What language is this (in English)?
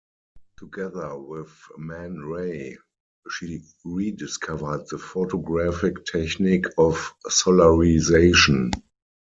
English